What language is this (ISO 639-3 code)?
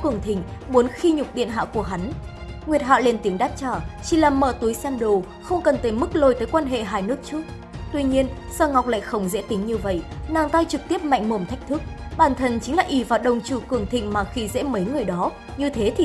vie